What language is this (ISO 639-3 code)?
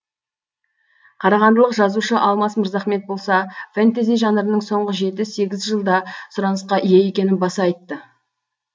kaz